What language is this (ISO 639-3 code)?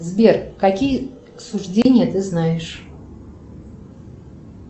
rus